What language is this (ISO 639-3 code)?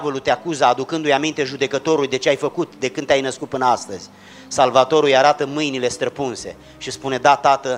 ron